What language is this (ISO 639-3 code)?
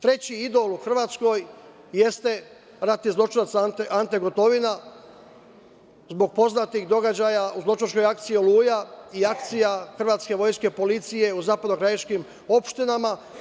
srp